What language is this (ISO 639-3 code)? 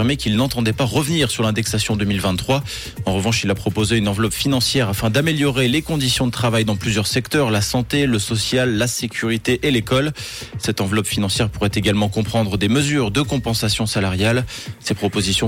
fra